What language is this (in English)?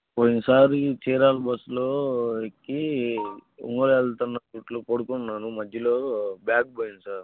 Telugu